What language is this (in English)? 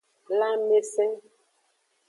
Aja (Benin)